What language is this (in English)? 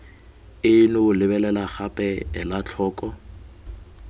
Tswana